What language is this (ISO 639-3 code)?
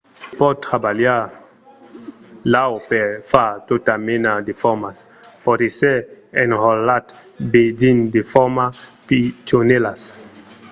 oci